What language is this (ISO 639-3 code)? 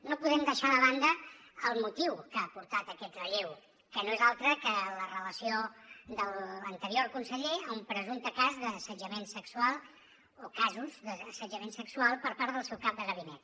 cat